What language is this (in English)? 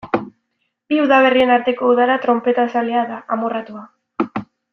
Basque